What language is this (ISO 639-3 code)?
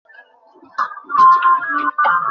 ben